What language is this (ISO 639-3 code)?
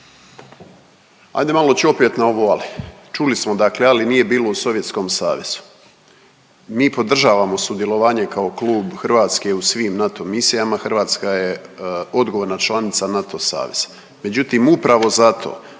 hrv